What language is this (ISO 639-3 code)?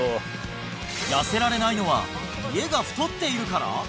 jpn